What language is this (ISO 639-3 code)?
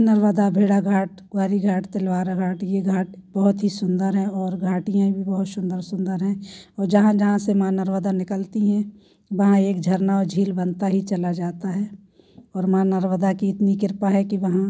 hin